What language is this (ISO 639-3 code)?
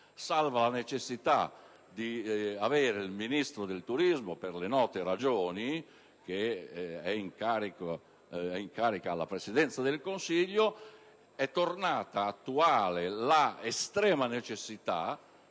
ita